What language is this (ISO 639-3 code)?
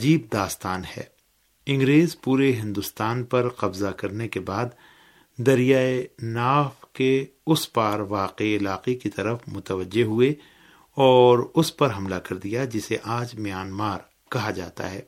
urd